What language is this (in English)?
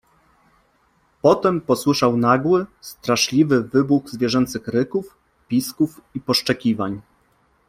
Polish